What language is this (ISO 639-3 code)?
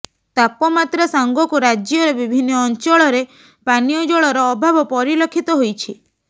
ori